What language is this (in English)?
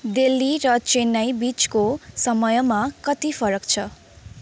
Nepali